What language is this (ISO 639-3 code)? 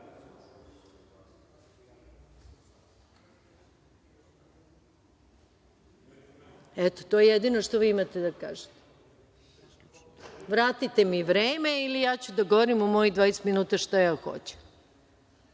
srp